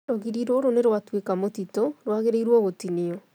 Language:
Kikuyu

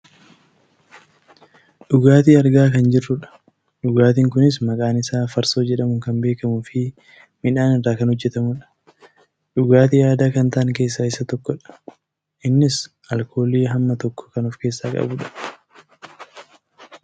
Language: Oromo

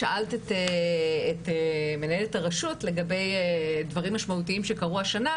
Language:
Hebrew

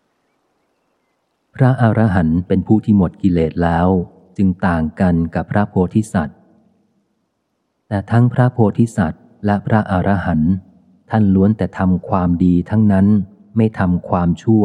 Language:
Thai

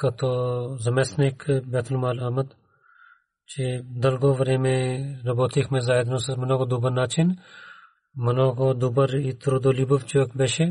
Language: Bulgarian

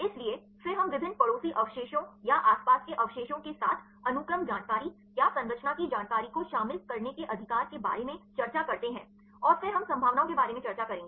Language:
Hindi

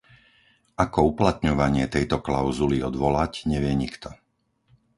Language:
Slovak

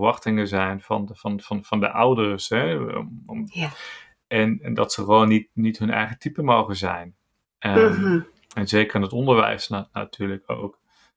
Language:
Dutch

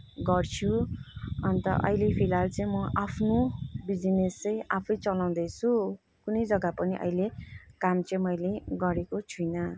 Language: Nepali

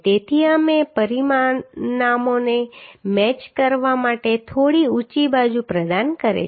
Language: Gujarati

